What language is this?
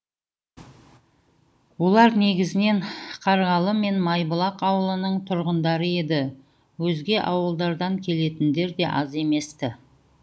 Kazakh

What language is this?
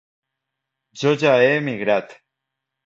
Catalan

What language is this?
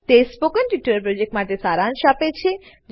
Gujarati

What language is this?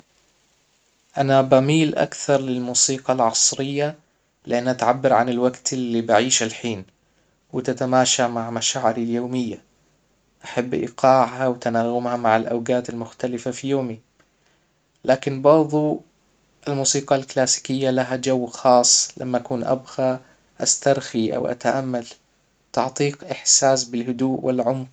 Hijazi Arabic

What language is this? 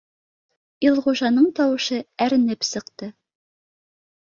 Bashkir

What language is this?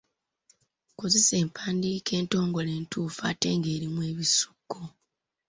Ganda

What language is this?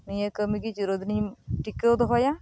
Santali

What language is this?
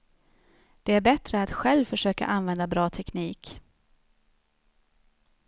Swedish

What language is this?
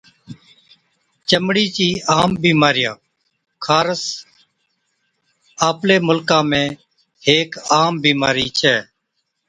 Od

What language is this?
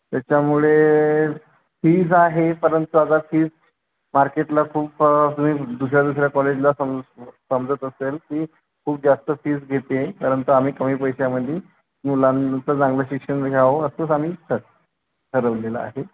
Marathi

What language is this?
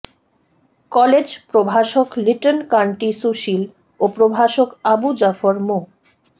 Bangla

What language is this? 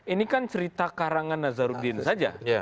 Indonesian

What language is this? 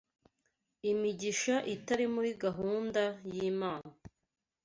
Kinyarwanda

